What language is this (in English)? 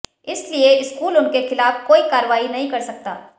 Hindi